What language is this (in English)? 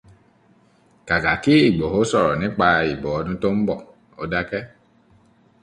Yoruba